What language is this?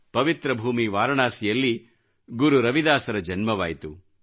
Kannada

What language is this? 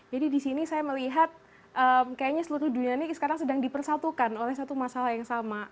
Indonesian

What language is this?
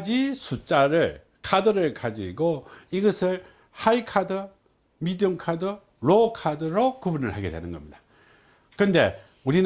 Korean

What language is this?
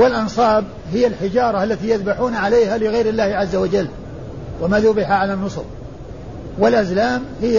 Arabic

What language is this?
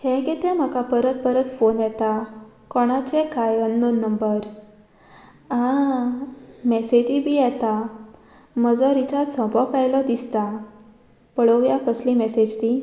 Konkani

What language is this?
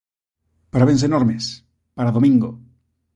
Galician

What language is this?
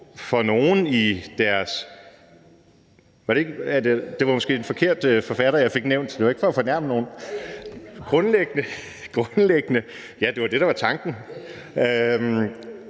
Danish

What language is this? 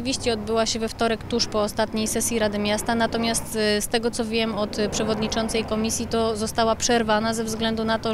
Polish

